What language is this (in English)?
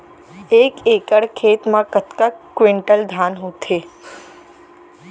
Chhattisgarhi